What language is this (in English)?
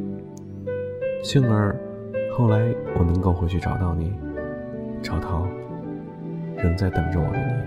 Chinese